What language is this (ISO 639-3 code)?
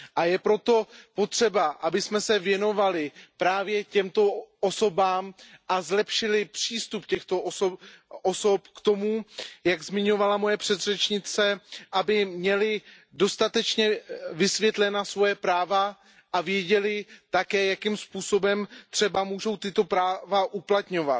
ces